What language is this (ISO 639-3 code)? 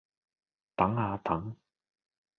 yue